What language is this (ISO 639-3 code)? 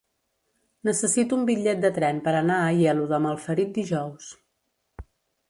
cat